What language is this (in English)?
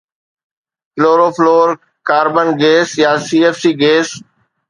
Sindhi